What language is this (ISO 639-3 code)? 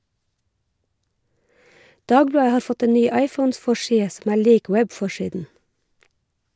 nor